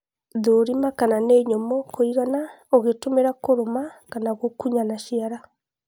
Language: Kikuyu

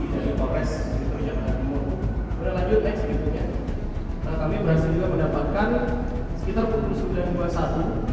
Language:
Indonesian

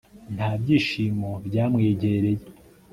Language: Kinyarwanda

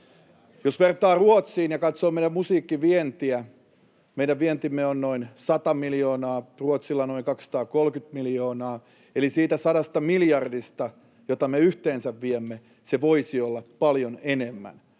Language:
Finnish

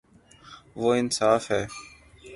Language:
Urdu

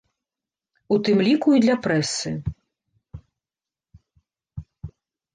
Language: Belarusian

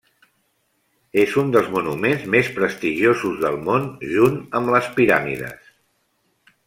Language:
Catalan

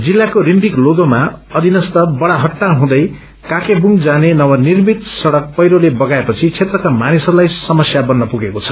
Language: Nepali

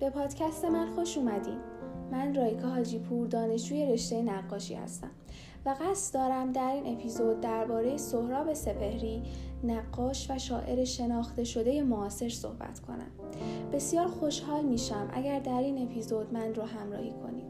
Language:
Persian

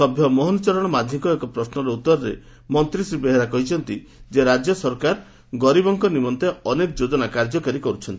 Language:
Odia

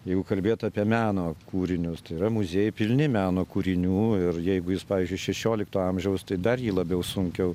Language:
Lithuanian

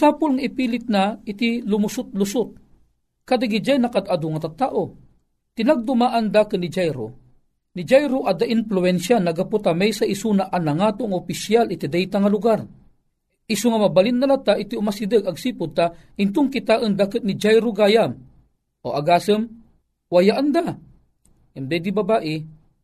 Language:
Filipino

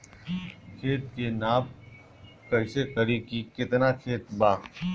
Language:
Bhojpuri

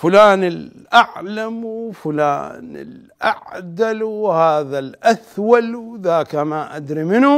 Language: Arabic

